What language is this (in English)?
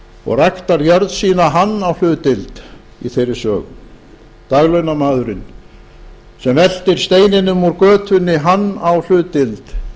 Icelandic